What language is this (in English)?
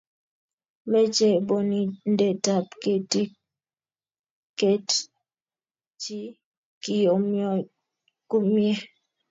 Kalenjin